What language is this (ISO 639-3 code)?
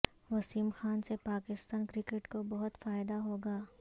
urd